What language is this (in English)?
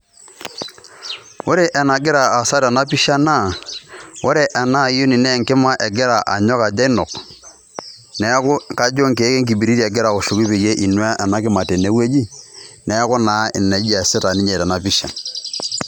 Masai